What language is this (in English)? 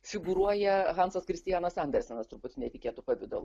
Lithuanian